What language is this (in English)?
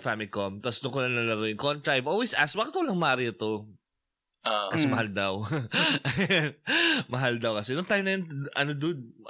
Filipino